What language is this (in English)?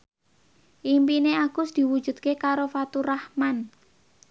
Javanese